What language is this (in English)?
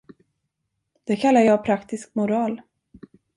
Swedish